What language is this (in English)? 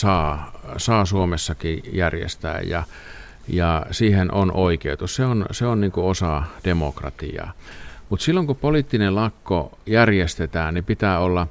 Finnish